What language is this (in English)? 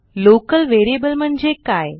Marathi